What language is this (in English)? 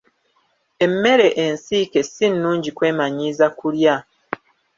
Ganda